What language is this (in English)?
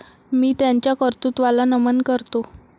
Marathi